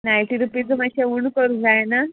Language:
Konkani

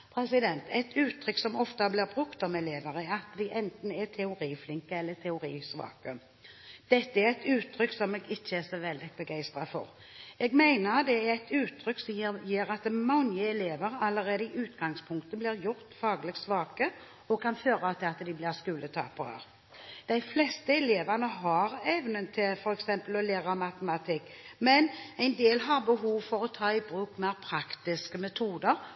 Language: Norwegian Bokmål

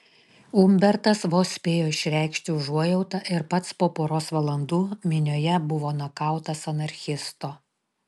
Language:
Lithuanian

